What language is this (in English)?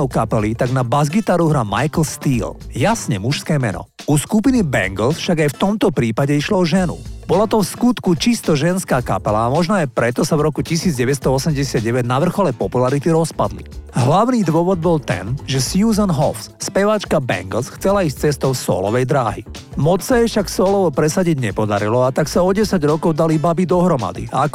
Slovak